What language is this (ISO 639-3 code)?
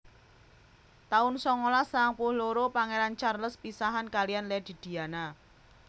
jav